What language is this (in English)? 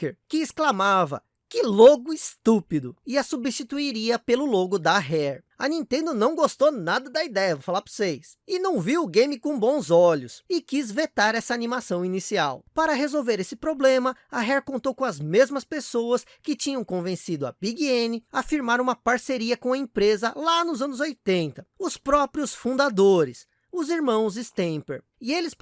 Portuguese